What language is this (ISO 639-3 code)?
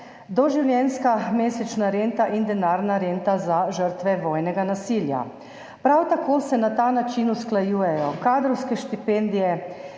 slv